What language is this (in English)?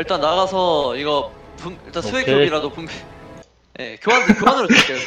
Korean